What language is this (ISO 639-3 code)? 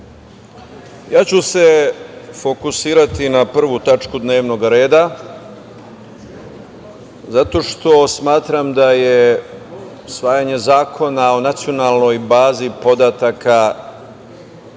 srp